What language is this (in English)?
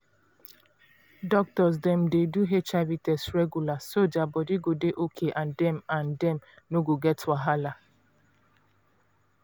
Nigerian Pidgin